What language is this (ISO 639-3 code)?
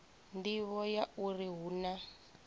ven